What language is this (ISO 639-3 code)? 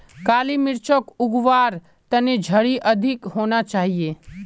mag